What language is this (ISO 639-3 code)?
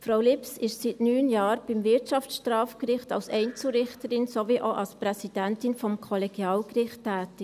gsw